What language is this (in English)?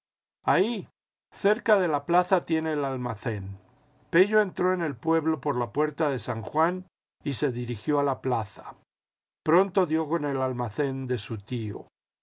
Spanish